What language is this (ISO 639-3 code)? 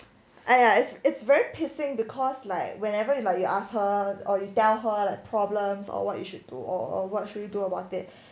eng